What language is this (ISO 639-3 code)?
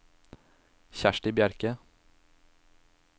nor